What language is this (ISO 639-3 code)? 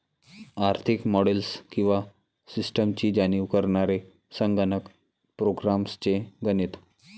mar